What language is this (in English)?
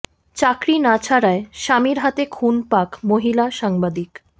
Bangla